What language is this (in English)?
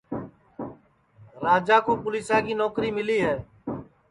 Sansi